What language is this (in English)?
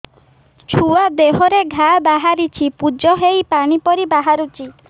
Odia